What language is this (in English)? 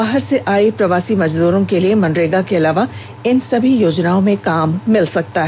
Hindi